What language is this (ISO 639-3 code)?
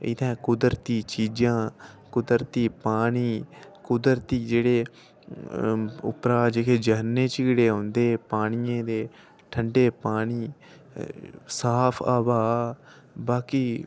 doi